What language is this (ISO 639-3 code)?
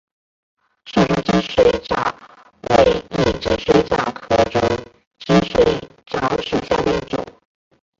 zho